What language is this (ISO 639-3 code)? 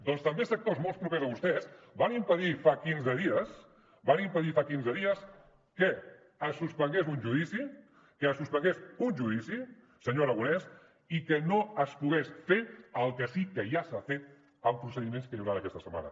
cat